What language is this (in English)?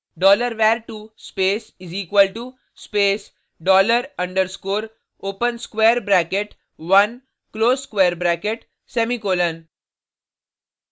Hindi